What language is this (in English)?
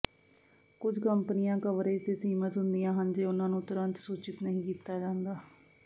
Punjabi